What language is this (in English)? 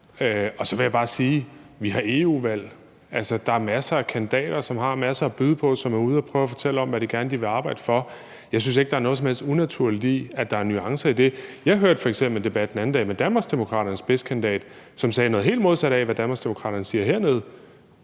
Danish